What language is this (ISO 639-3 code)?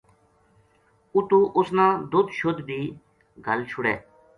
gju